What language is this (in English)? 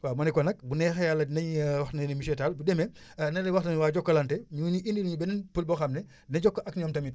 Wolof